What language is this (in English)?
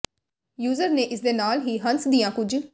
Punjabi